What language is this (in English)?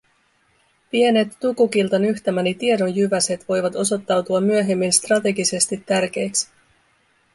Finnish